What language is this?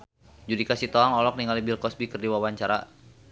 Sundanese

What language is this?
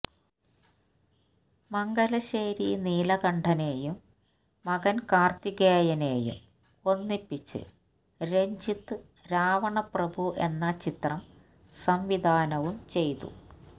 Malayalam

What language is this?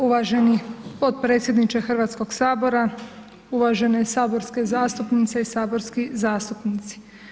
Croatian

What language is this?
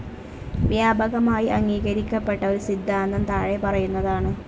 Malayalam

